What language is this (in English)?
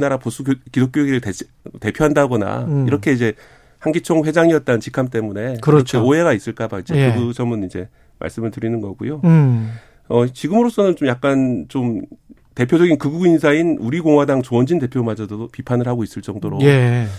Korean